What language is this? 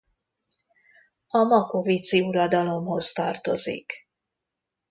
Hungarian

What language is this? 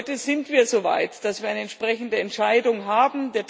German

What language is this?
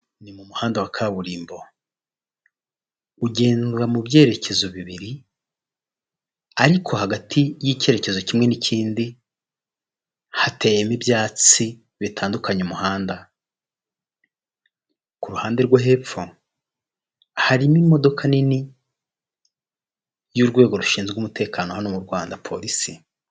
Kinyarwanda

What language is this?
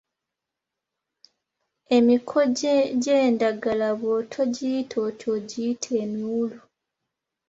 Ganda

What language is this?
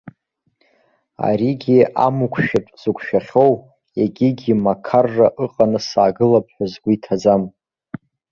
Abkhazian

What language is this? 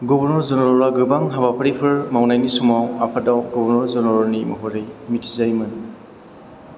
Bodo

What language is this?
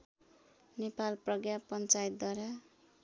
Nepali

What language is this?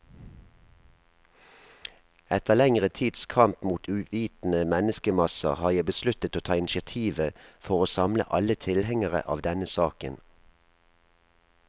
Norwegian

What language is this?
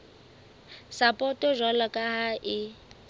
Southern Sotho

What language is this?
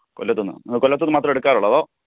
Malayalam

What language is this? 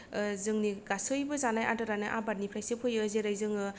Bodo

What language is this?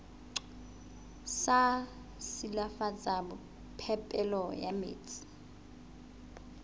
Southern Sotho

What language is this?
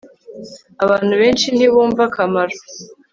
Kinyarwanda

